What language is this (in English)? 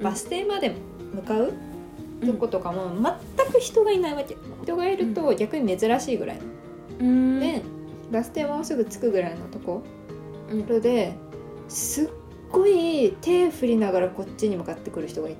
Japanese